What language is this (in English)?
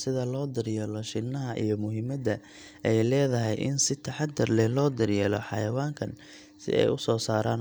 Somali